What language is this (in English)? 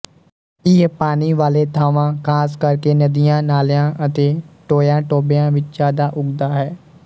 Punjabi